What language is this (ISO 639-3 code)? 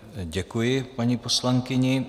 ces